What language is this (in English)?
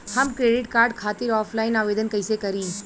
Bhojpuri